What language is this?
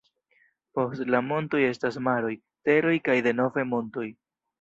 Esperanto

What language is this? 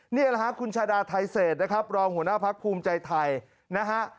Thai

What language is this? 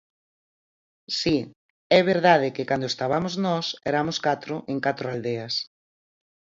Galician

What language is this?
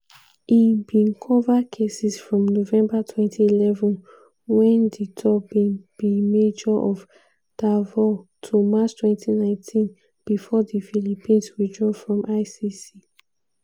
Nigerian Pidgin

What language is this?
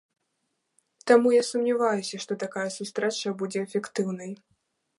Belarusian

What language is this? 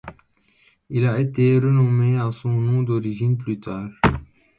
French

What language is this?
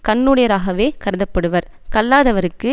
Tamil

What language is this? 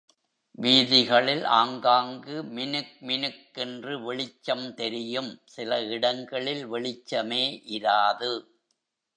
Tamil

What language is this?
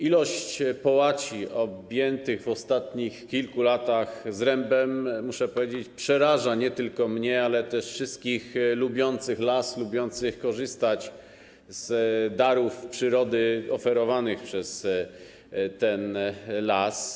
Polish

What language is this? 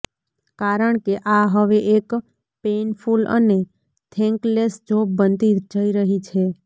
Gujarati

